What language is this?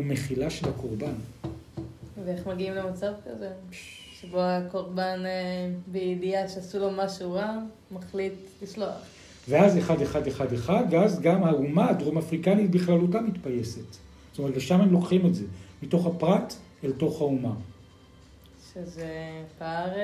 Hebrew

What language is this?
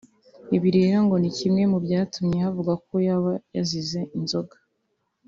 Kinyarwanda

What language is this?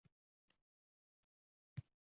Uzbek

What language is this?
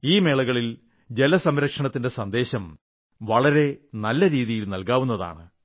Malayalam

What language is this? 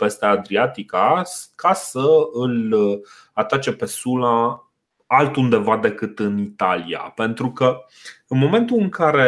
Romanian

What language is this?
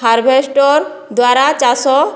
Odia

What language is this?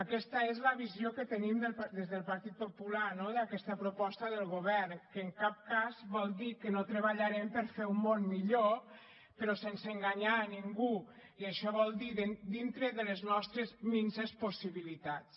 Catalan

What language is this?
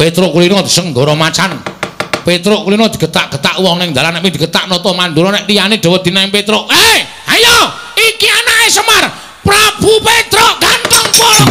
Indonesian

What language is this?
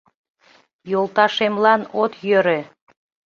Mari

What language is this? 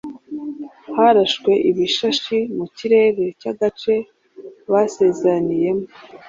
Kinyarwanda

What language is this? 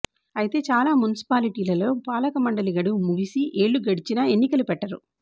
Telugu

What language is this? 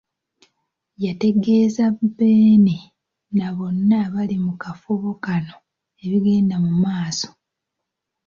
Ganda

